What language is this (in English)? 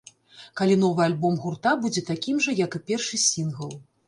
Belarusian